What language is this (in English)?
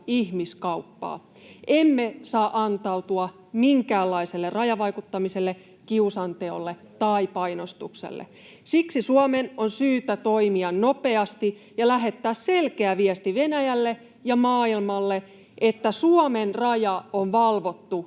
Finnish